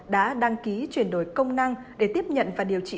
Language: Vietnamese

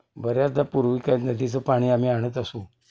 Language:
Marathi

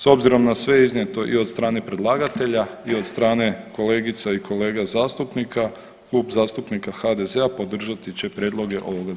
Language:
Croatian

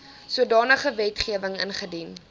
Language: Afrikaans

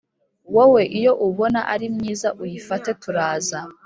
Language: Kinyarwanda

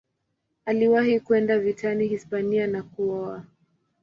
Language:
Swahili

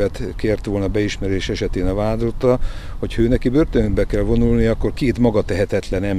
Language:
Hungarian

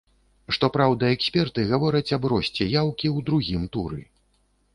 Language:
Belarusian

